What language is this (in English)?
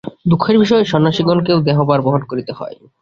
Bangla